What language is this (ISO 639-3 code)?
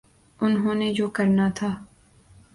urd